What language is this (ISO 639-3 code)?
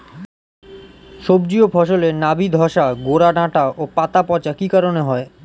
ben